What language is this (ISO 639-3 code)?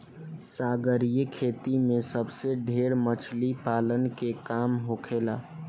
bho